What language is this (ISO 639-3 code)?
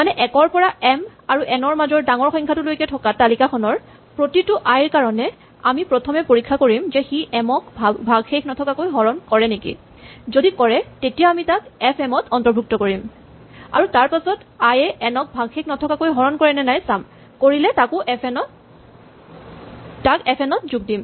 asm